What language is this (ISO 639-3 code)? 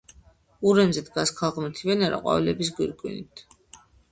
kat